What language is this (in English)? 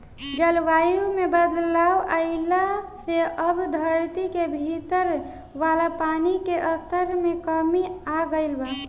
Bhojpuri